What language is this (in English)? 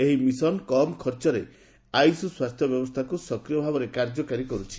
Odia